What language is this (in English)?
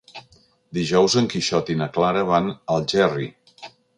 Catalan